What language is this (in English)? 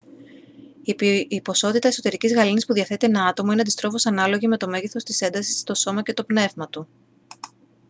Greek